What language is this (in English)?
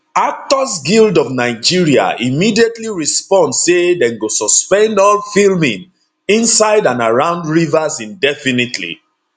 Nigerian Pidgin